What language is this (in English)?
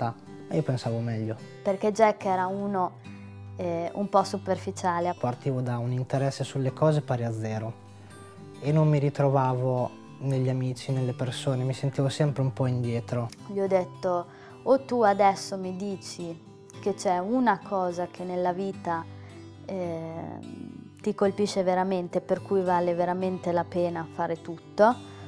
Italian